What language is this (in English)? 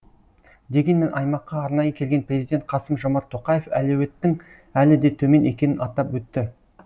Kazakh